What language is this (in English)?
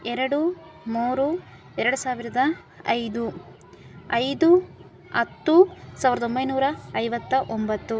Kannada